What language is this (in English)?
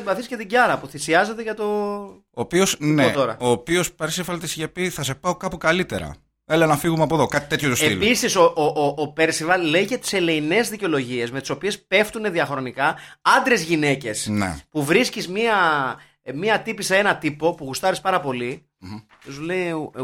Greek